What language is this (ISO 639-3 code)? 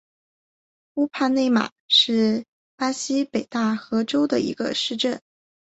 zho